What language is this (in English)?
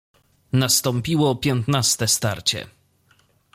Polish